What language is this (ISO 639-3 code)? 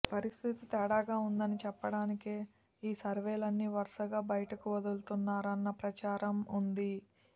tel